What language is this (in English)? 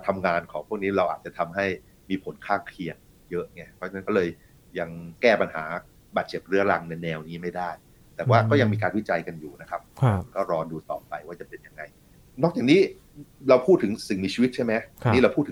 Thai